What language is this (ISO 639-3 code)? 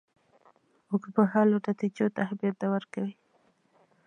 pus